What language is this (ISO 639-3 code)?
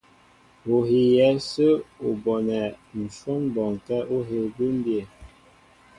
mbo